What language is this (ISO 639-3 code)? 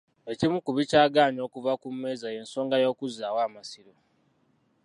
lug